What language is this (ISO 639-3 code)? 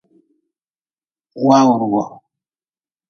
nmz